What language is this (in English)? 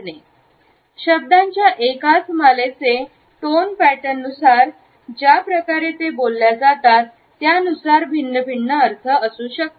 Marathi